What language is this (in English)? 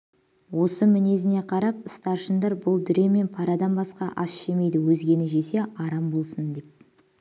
Kazakh